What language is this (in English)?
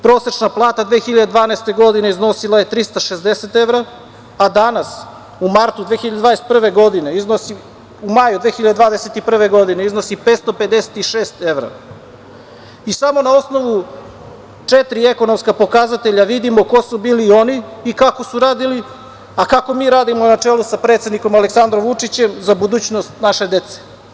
Serbian